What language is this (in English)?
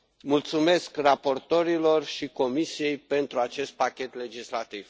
Romanian